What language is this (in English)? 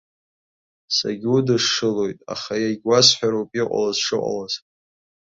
Abkhazian